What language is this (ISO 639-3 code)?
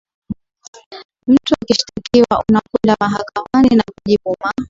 swa